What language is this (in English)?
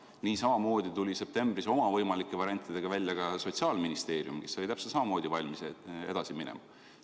Estonian